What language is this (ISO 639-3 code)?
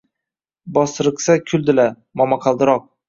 uzb